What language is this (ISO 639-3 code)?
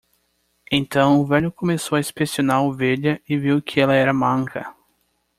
por